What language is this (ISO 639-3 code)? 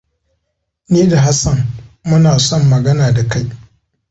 hau